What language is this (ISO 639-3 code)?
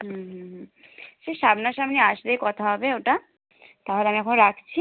ben